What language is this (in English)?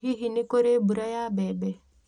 Kikuyu